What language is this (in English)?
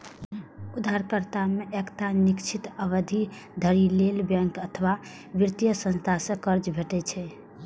Maithili